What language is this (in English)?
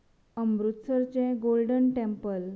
Konkani